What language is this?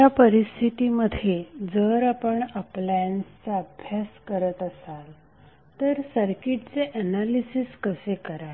Marathi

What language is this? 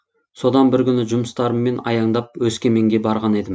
Kazakh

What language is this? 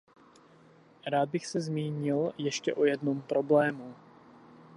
Czech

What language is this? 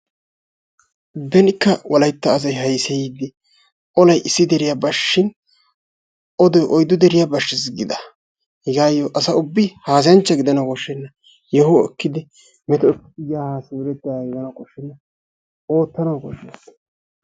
Wolaytta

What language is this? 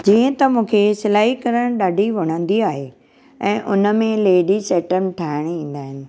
Sindhi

